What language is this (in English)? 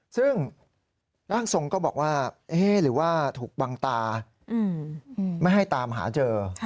Thai